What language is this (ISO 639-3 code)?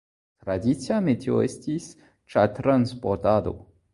epo